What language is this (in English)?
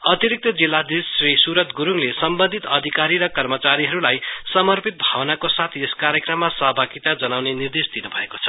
Nepali